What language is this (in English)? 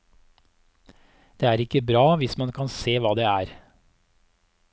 Norwegian